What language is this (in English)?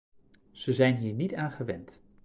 Dutch